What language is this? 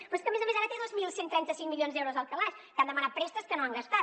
Catalan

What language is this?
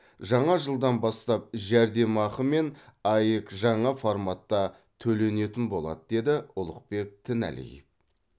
Kazakh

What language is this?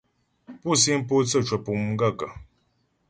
Ghomala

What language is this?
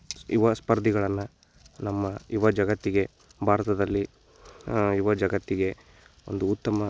Kannada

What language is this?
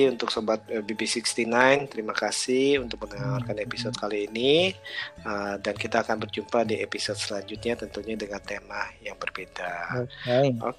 Indonesian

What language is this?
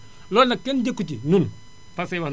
Wolof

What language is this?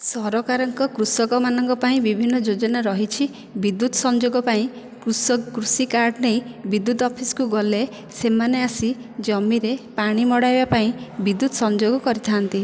Odia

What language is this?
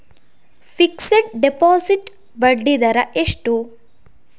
Kannada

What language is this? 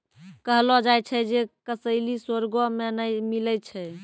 Maithili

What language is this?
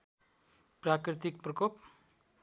Nepali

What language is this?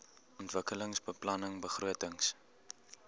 Afrikaans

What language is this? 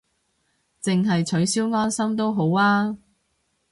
Cantonese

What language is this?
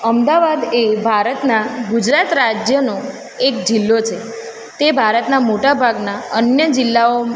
Gujarati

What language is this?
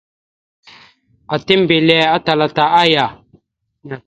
Mada (Cameroon)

